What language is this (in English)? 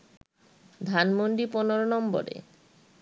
Bangla